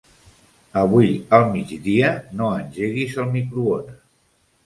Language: Catalan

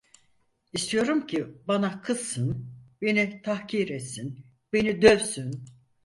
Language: Turkish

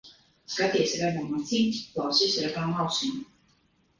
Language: Latvian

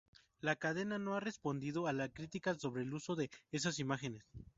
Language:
Spanish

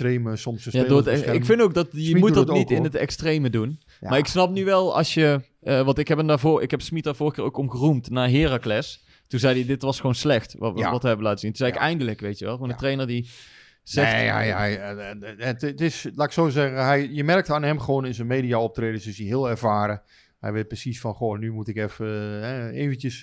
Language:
Dutch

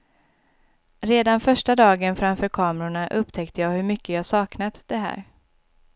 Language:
Swedish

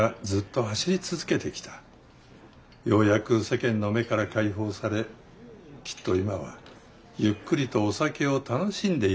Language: Japanese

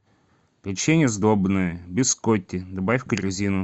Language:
Russian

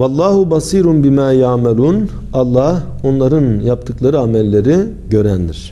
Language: Turkish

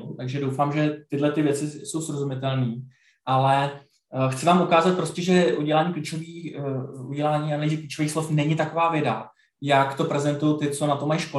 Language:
Czech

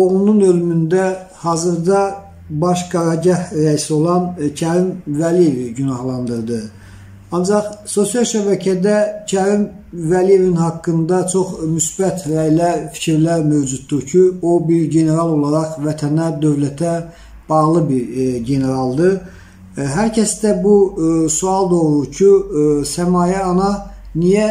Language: Turkish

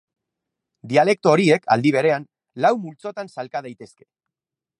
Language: Basque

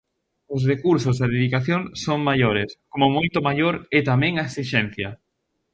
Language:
Galician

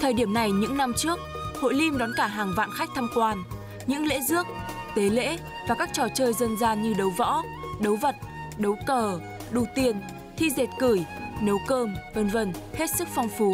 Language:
Vietnamese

